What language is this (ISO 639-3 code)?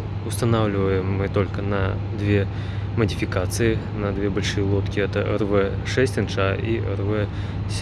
rus